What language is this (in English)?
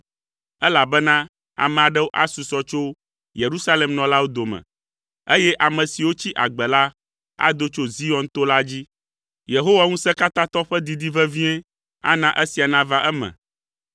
Ewe